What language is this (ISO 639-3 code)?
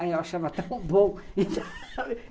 por